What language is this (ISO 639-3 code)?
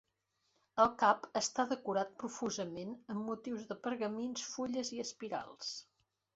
cat